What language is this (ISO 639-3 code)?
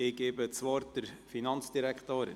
gsw